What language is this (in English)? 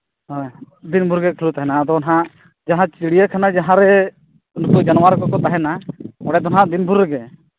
Santali